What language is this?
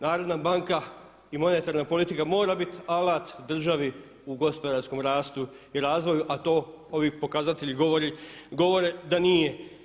Croatian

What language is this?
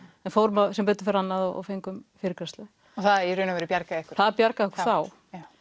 Icelandic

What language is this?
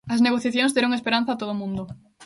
Galician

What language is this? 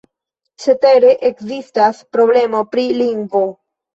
Esperanto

